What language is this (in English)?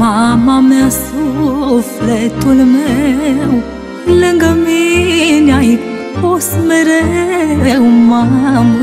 Romanian